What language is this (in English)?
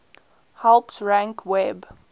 English